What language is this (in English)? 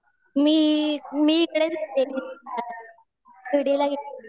Marathi